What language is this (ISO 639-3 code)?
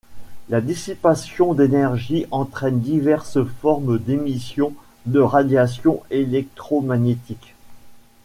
fra